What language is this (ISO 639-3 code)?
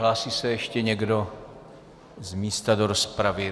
ces